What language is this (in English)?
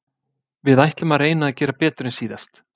Icelandic